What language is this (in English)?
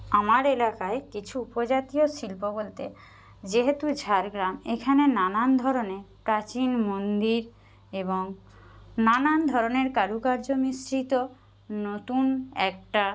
Bangla